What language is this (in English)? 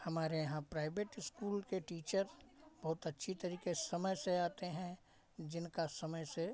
Hindi